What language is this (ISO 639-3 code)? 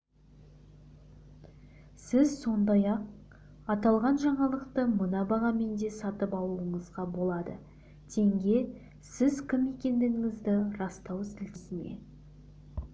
kaz